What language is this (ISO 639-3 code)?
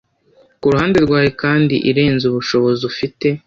kin